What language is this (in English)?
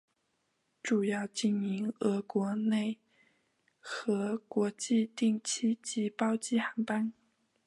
Chinese